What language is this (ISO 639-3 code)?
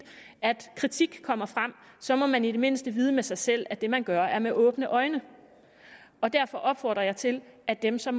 dan